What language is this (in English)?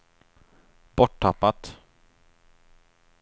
Swedish